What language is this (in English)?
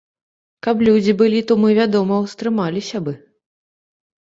Belarusian